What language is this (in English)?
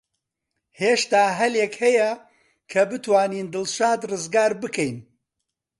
Central Kurdish